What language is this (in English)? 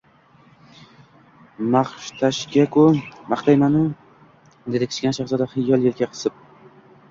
Uzbek